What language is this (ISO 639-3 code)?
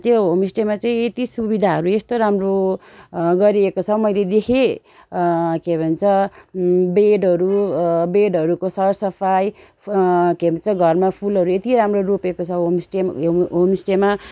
nep